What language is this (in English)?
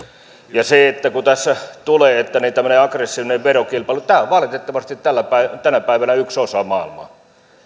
Finnish